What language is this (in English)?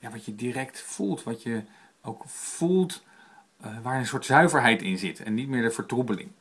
Dutch